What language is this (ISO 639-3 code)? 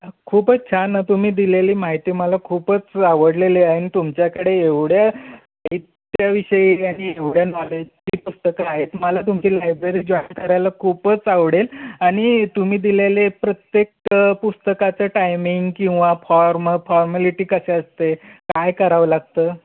mar